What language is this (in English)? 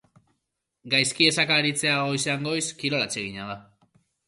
Basque